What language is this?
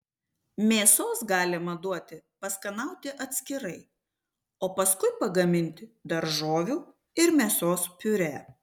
Lithuanian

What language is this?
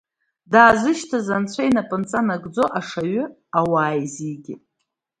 Abkhazian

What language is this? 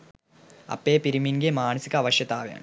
Sinhala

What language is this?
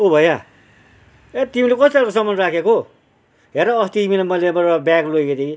Nepali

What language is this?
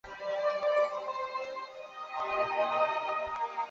Chinese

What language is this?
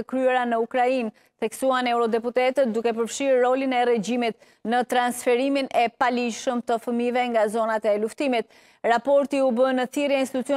Romanian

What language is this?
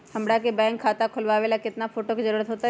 Magahi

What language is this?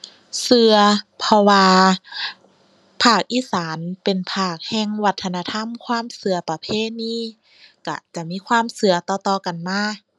Thai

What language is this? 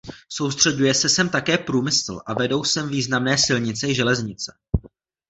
Czech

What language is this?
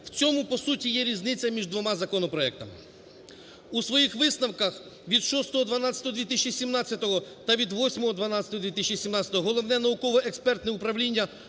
Ukrainian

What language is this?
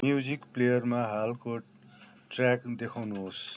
Nepali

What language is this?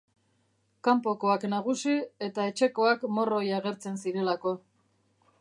Basque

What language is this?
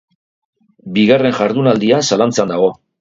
Basque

